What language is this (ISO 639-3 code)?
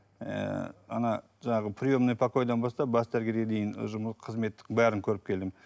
kaz